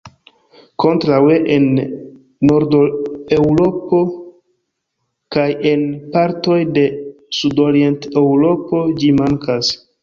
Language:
Esperanto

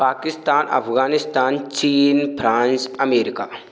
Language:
Hindi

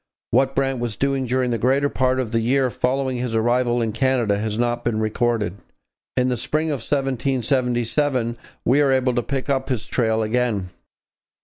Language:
English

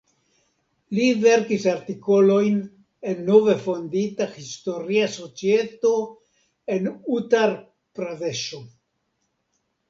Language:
Esperanto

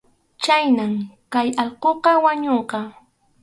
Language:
Arequipa-La Unión Quechua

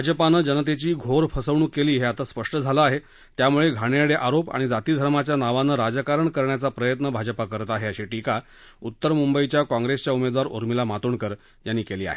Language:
Marathi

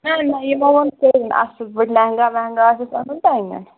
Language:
Kashmiri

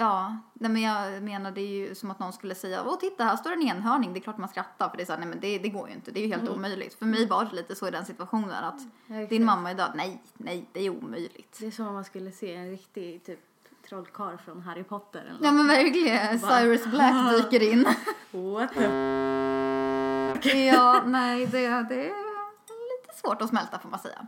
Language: Swedish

